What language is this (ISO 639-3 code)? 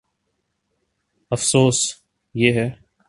urd